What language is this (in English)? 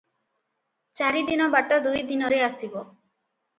Odia